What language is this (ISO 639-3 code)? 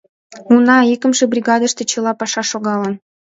chm